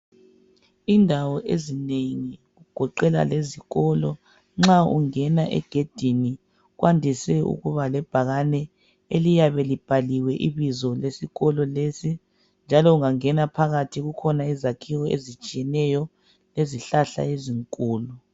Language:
North Ndebele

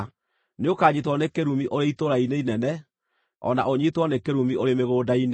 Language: Kikuyu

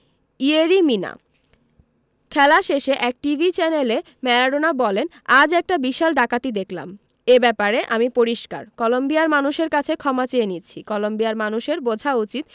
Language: Bangla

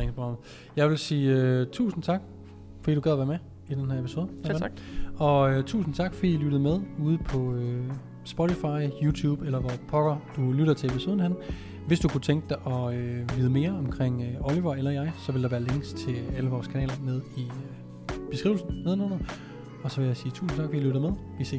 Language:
Danish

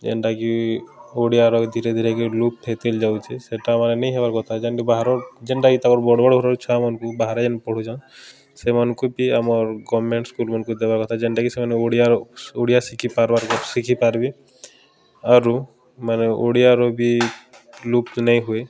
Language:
Odia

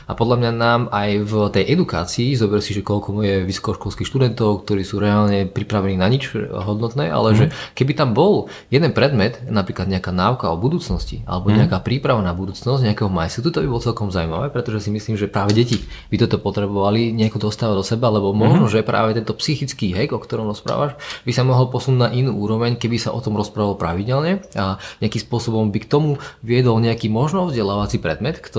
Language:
Slovak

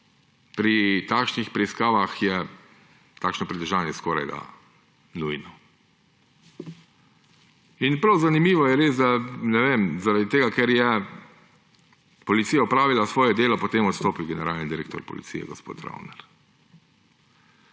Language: Slovenian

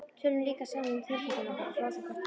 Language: Icelandic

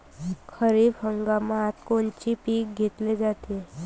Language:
Marathi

